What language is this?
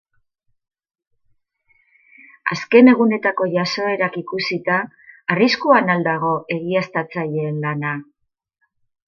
Basque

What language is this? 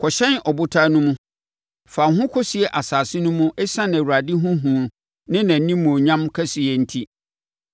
Akan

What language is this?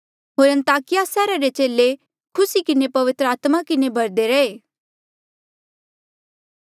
Mandeali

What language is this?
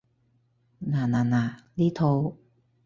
Cantonese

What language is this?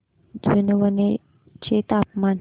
Marathi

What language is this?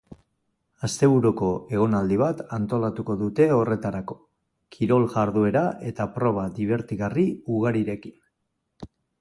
Basque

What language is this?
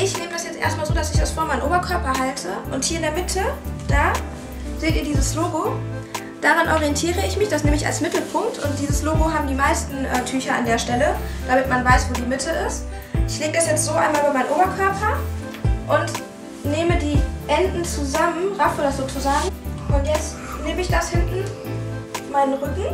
German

